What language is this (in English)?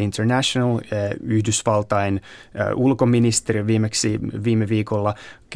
Finnish